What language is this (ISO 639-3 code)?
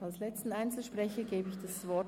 gsw